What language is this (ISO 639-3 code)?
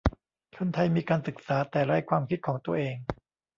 tha